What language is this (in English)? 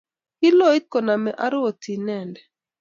Kalenjin